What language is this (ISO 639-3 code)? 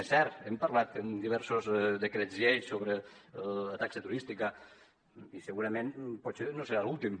cat